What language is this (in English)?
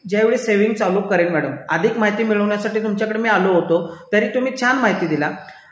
Marathi